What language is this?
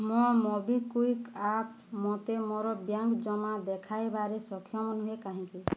Odia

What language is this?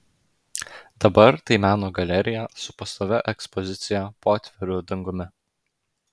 Lithuanian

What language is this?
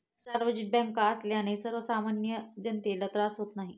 Marathi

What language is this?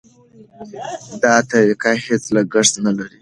Pashto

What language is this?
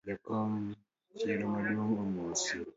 Luo (Kenya and Tanzania)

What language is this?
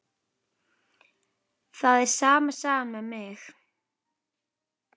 Icelandic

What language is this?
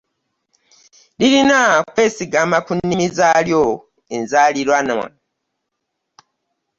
Ganda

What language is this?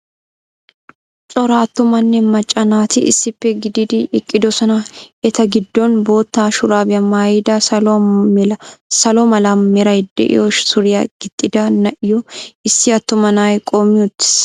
Wolaytta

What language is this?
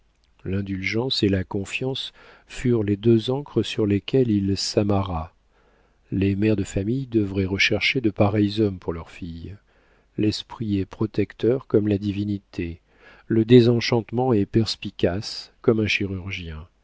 French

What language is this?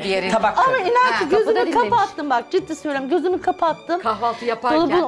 Turkish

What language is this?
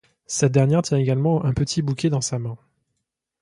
French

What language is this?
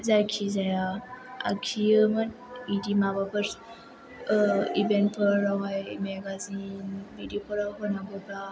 Bodo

